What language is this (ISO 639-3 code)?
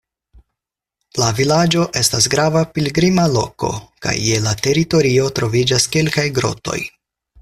epo